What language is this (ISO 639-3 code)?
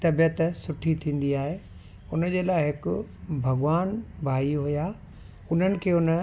snd